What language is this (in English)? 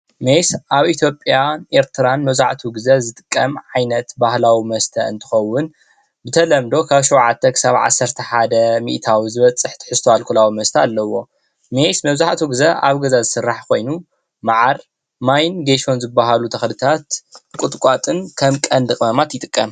Tigrinya